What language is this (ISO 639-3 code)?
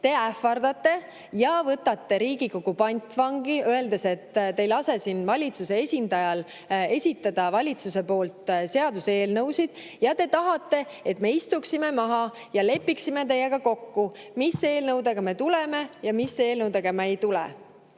est